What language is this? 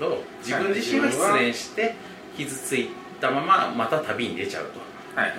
Japanese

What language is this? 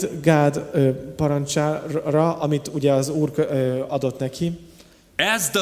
Hungarian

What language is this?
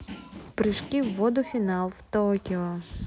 Russian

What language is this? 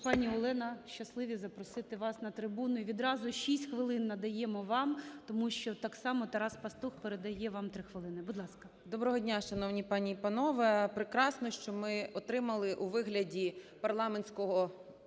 Ukrainian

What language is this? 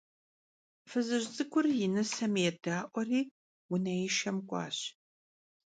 Kabardian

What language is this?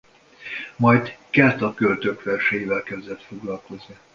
Hungarian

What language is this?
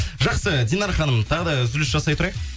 Kazakh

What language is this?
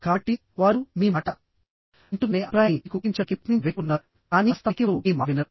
Telugu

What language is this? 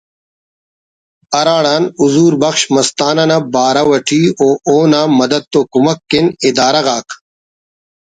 Brahui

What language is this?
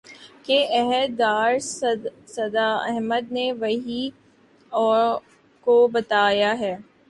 Urdu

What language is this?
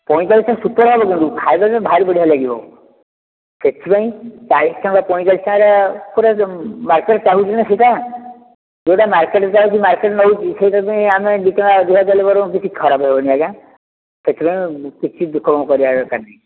Odia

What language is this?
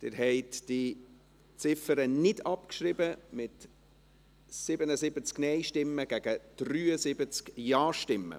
Swiss German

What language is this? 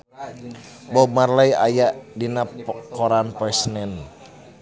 Sundanese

